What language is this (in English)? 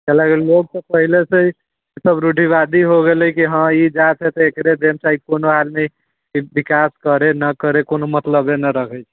Maithili